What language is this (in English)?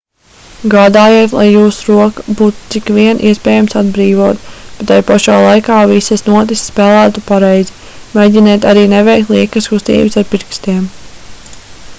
Latvian